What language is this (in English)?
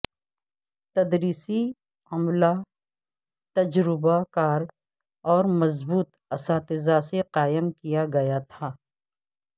Urdu